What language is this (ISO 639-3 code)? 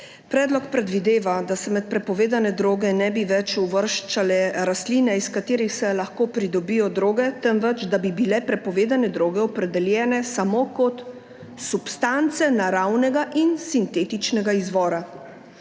slv